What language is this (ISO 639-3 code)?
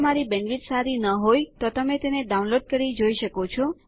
guj